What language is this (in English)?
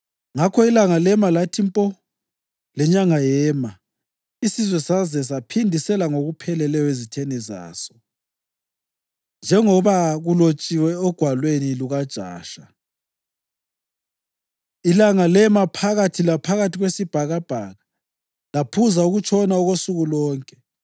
North Ndebele